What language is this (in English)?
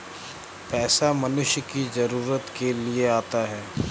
Hindi